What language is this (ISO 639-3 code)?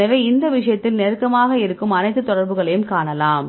tam